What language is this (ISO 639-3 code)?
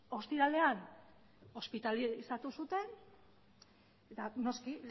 eus